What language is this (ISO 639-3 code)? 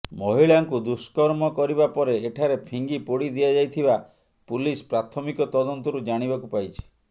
ori